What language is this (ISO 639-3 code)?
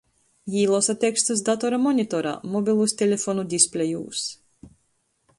ltg